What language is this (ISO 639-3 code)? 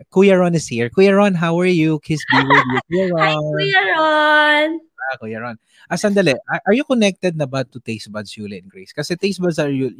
fil